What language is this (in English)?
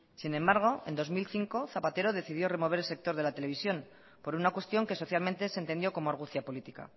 Spanish